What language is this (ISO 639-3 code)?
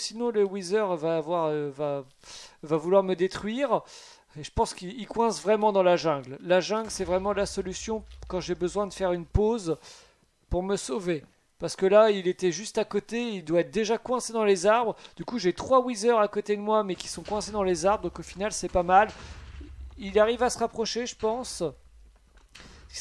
fra